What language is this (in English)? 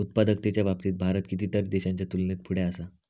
Marathi